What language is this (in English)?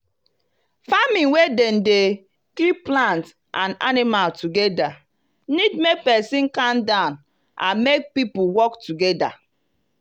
Nigerian Pidgin